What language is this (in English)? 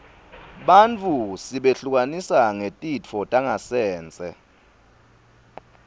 Swati